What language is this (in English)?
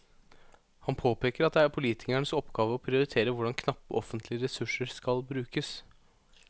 Norwegian